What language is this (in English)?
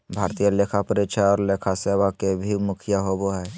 Magahi